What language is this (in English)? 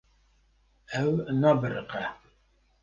Kurdish